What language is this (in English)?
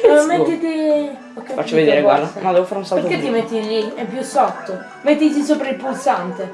Italian